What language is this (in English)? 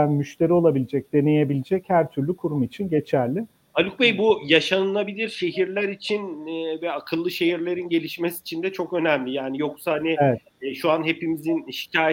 Turkish